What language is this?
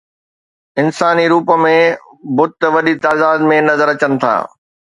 Sindhi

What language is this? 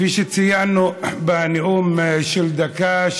Hebrew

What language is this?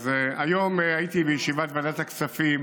Hebrew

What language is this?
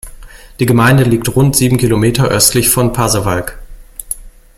German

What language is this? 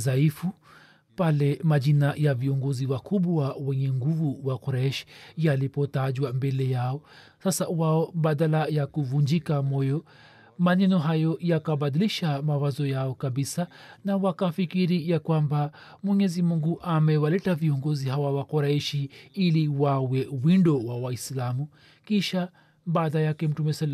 Swahili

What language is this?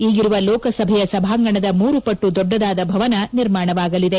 Kannada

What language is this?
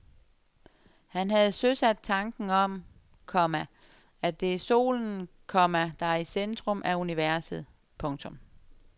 Danish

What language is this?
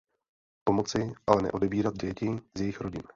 Czech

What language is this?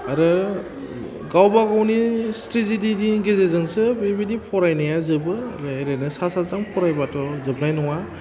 Bodo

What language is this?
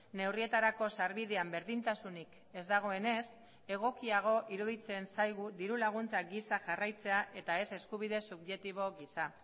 Basque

